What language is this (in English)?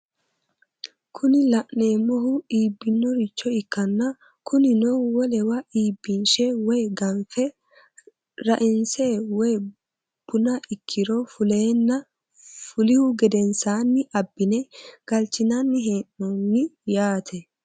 Sidamo